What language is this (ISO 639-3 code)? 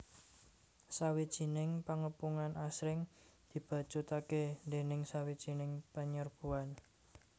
jav